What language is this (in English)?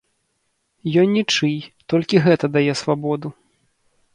Belarusian